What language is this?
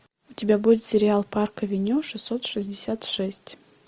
Russian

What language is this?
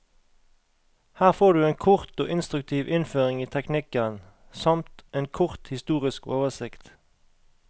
Norwegian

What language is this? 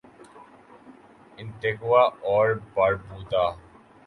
Urdu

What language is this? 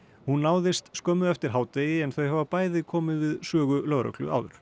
Icelandic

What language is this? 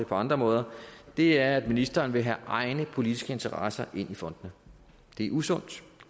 Danish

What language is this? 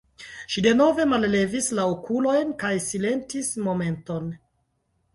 Esperanto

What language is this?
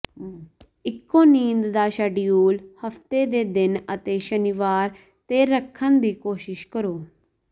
Punjabi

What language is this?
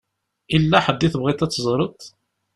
Kabyle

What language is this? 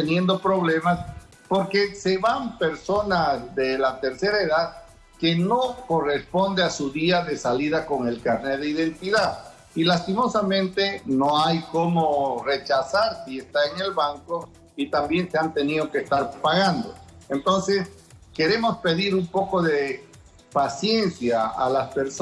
Spanish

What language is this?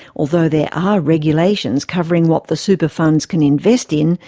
English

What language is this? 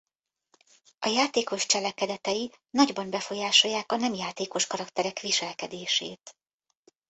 Hungarian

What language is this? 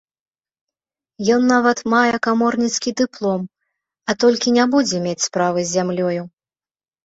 Belarusian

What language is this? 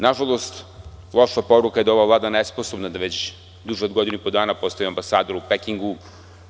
Serbian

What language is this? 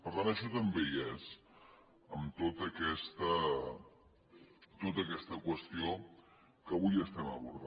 Catalan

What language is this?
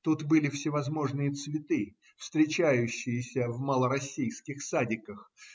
Russian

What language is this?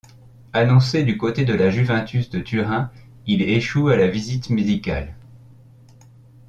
French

